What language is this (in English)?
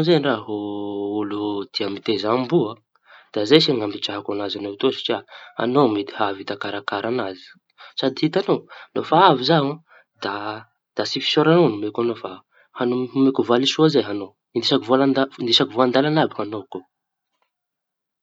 Tanosy Malagasy